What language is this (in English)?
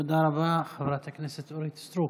Hebrew